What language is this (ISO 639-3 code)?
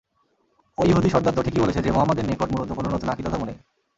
ben